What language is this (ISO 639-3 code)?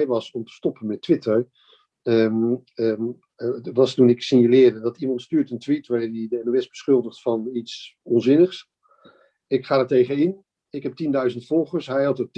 nld